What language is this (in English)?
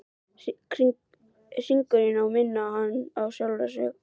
Icelandic